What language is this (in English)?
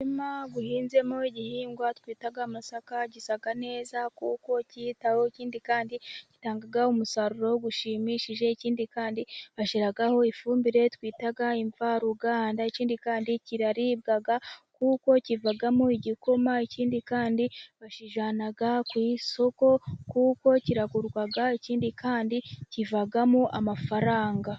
Kinyarwanda